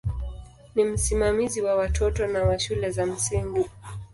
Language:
Swahili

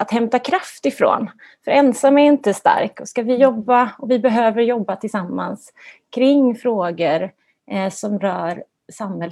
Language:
Swedish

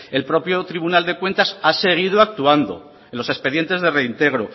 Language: Spanish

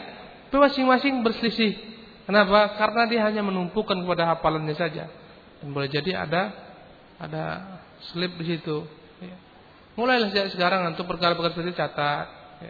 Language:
Malay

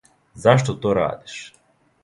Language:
Serbian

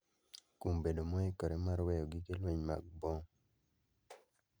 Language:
Luo (Kenya and Tanzania)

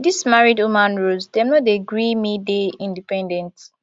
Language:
Nigerian Pidgin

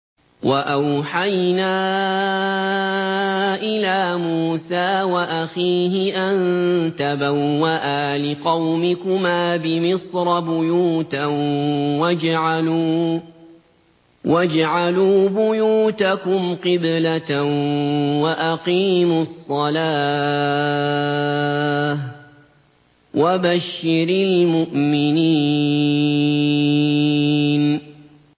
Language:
Arabic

